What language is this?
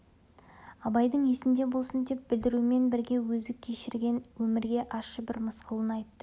Kazakh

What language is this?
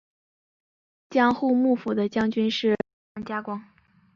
Chinese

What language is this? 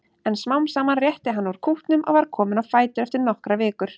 Icelandic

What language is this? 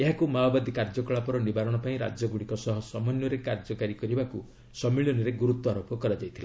Odia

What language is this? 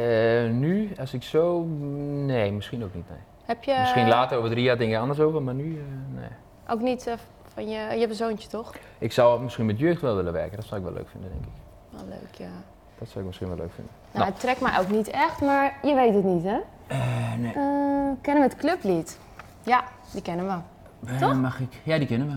Dutch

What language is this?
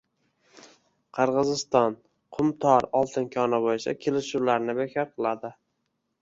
Uzbek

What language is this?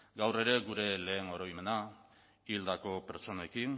Basque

